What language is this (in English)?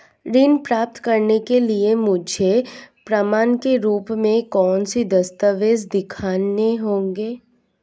Hindi